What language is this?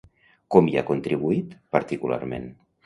Catalan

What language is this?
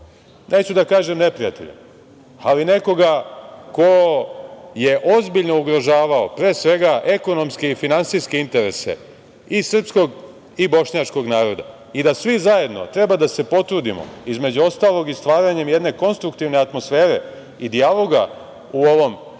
Serbian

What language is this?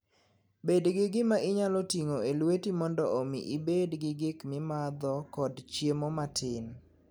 Luo (Kenya and Tanzania)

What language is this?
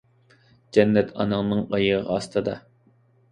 Uyghur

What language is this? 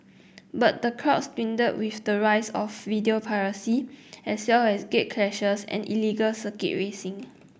English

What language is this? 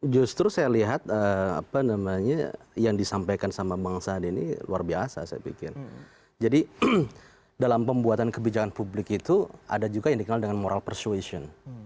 Indonesian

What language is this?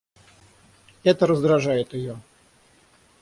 Russian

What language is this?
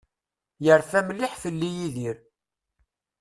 Kabyle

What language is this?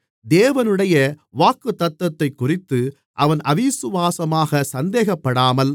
Tamil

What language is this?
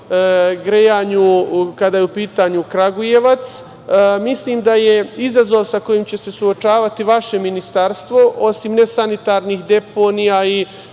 Serbian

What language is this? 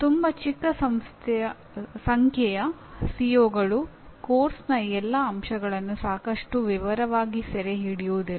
Kannada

